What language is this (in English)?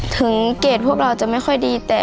Thai